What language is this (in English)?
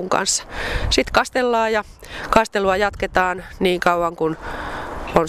Finnish